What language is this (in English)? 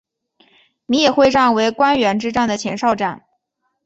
Chinese